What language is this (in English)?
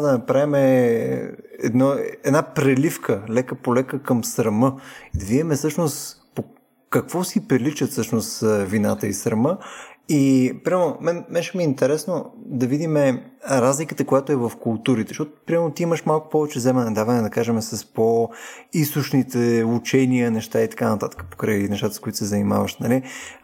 Bulgarian